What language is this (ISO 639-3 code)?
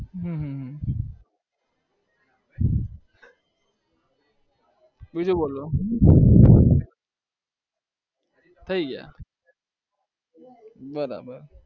guj